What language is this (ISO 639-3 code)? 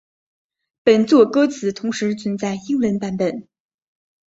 zho